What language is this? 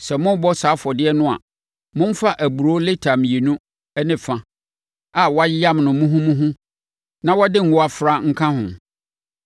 Akan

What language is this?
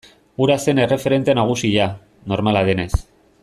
Basque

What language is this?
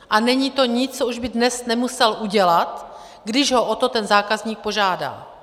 Czech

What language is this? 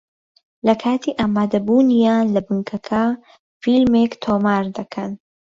Central Kurdish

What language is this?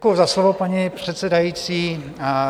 Czech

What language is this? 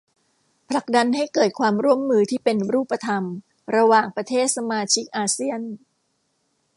Thai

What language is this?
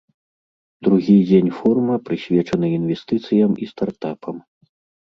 Belarusian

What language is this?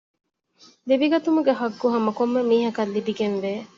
Divehi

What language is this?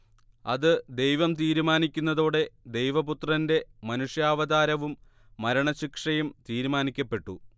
Malayalam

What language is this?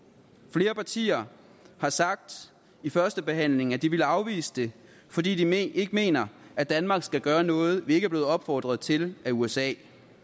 Danish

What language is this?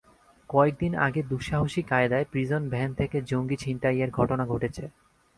Bangla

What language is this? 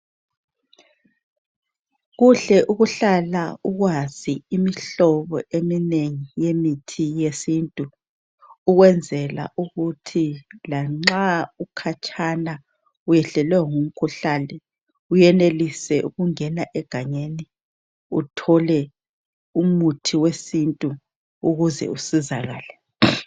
North Ndebele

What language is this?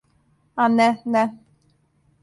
Serbian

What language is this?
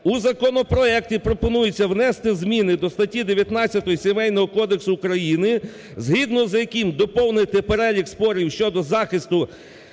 Ukrainian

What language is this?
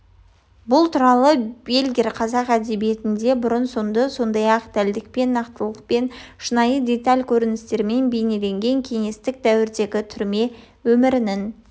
Kazakh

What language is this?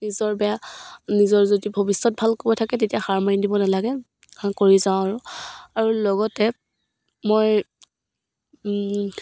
Assamese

